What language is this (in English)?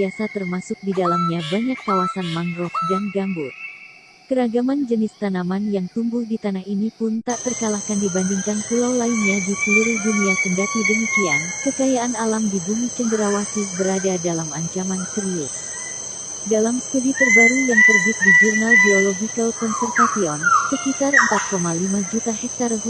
Indonesian